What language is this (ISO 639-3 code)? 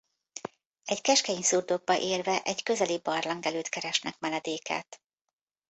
hun